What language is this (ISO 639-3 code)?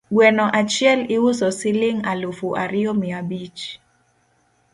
luo